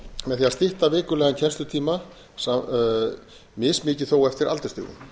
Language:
Icelandic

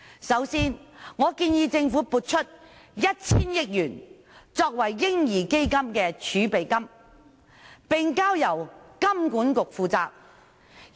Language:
Cantonese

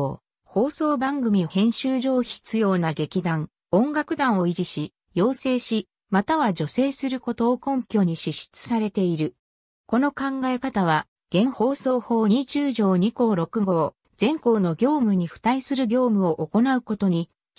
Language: Japanese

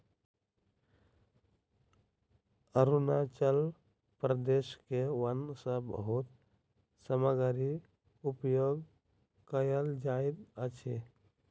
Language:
Maithili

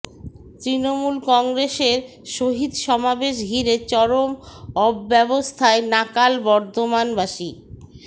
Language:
Bangla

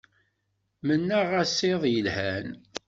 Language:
Kabyle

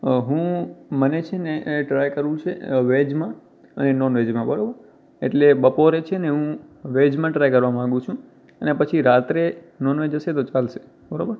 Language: Gujarati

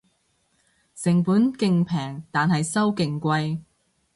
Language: Cantonese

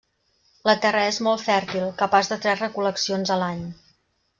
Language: Catalan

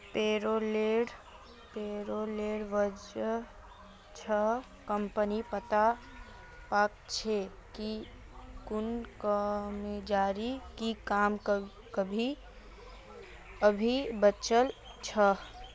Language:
Magahi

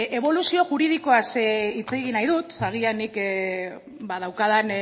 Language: Basque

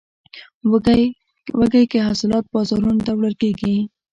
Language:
Pashto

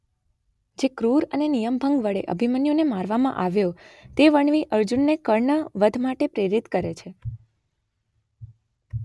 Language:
Gujarati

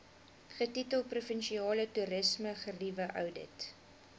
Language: Afrikaans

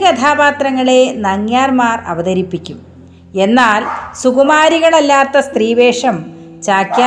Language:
Malayalam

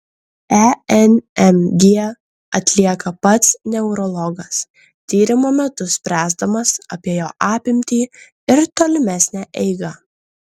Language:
Lithuanian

